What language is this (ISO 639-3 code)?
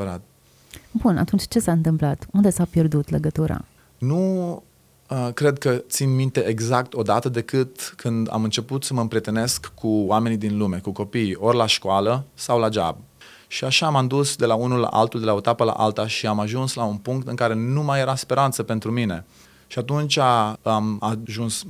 ron